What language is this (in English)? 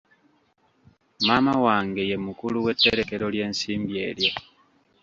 Ganda